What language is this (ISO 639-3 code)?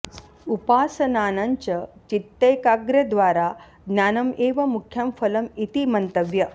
san